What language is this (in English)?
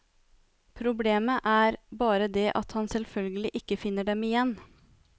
Norwegian